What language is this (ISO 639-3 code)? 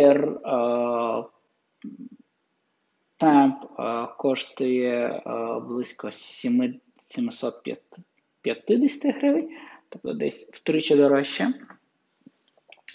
ukr